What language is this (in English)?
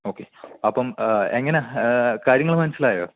Malayalam